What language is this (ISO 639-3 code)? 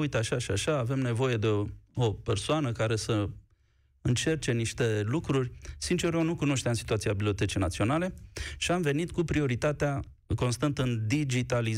ron